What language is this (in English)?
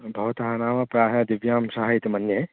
Sanskrit